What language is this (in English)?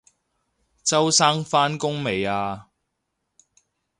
Cantonese